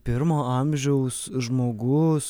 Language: Lithuanian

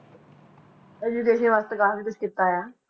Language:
Punjabi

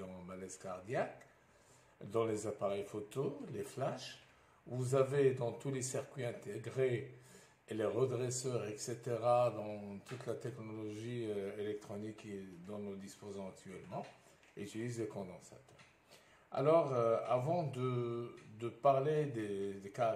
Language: French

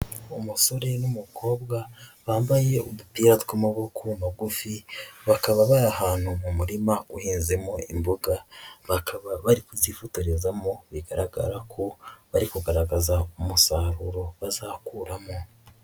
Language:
Kinyarwanda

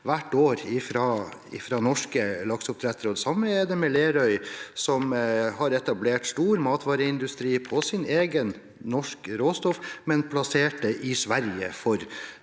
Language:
Norwegian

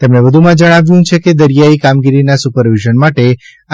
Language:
Gujarati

